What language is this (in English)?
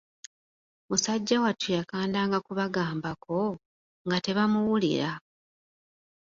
Ganda